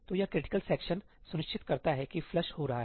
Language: Hindi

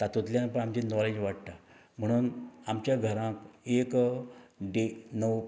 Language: Konkani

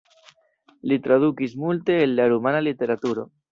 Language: Esperanto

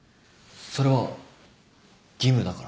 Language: Japanese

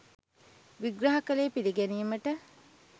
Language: Sinhala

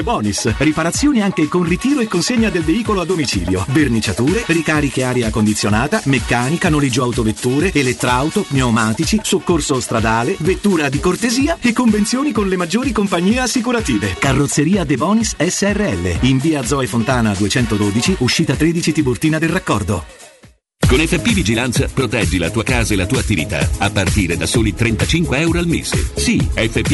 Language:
Italian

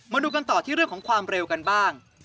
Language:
Thai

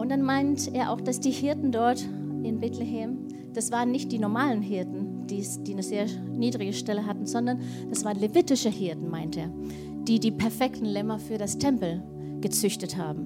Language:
German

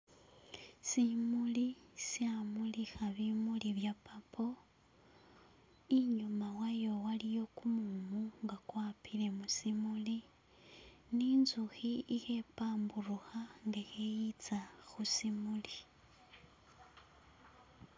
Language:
Masaaba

